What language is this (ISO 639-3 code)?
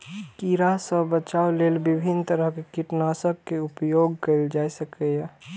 mai